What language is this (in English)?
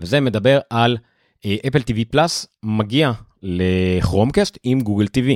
Hebrew